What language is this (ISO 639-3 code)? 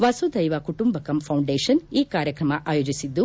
kan